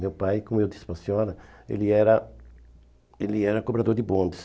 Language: Portuguese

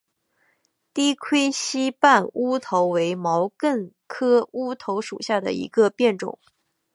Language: Chinese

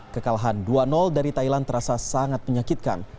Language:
Indonesian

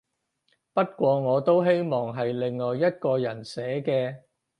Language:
Cantonese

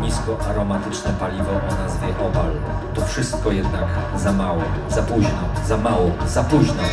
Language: Polish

